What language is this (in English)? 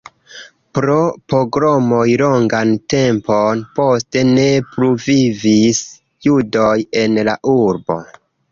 Esperanto